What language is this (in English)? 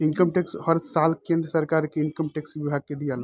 Bhojpuri